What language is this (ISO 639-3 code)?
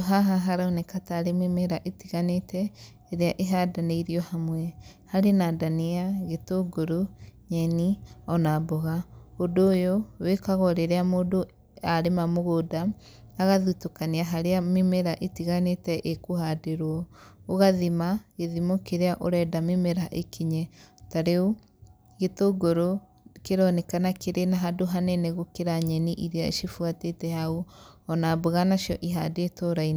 kik